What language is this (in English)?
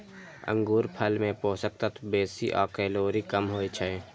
Maithili